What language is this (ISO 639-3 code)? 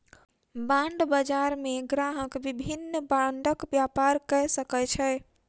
mai